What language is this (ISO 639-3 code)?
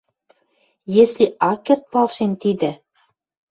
mrj